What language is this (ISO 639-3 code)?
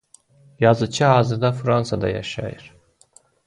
aze